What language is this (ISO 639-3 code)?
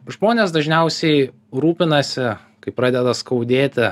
lit